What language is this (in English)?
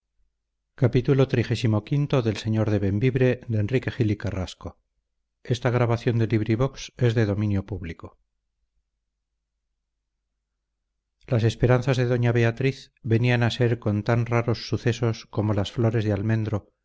Spanish